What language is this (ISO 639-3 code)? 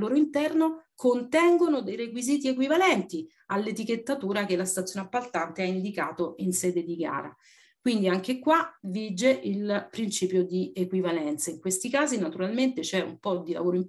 ita